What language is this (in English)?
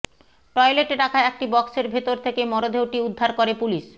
Bangla